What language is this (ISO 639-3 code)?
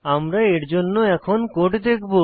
ben